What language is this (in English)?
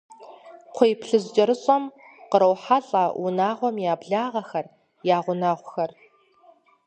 Kabardian